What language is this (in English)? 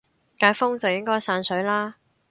Cantonese